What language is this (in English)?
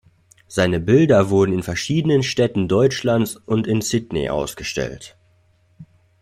German